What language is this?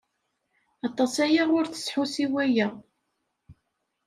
Kabyle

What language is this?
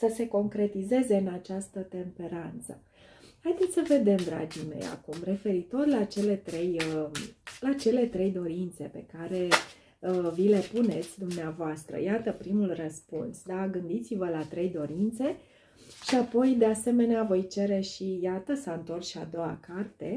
Romanian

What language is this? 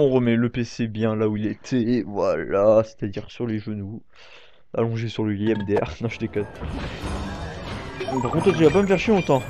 French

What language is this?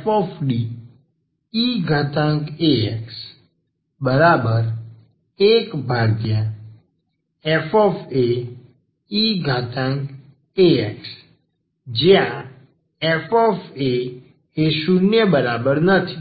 Gujarati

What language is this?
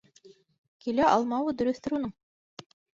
Bashkir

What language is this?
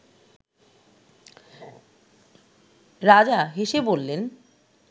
Bangla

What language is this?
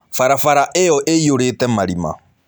Kikuyu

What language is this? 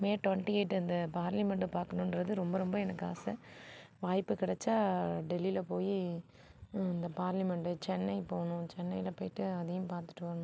Tamil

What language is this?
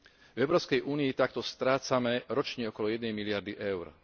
Slovak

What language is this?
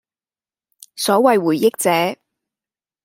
Cantonese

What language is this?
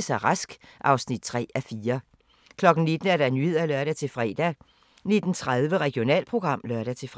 Danish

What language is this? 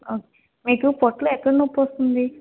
Telugu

